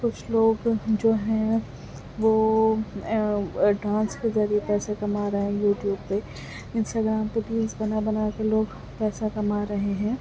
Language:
Urdu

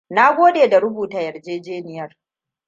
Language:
Hausa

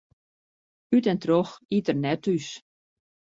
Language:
Western Frisian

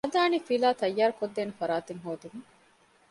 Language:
Divehi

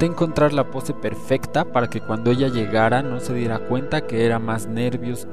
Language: Spanish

